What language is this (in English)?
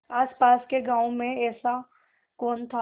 Hindi